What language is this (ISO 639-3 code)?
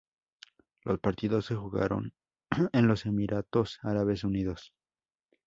spa